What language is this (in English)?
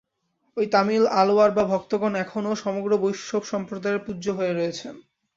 Bangla